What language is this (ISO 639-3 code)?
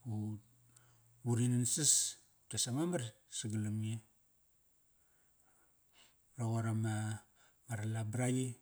ckr